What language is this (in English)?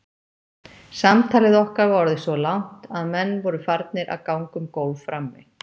Icelandic